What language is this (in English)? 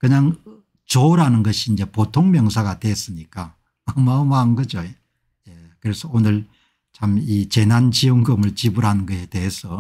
Korean